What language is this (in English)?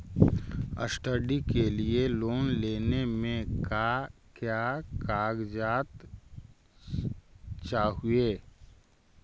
Magahi